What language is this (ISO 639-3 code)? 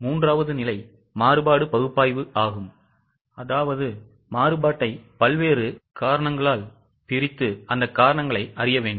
tam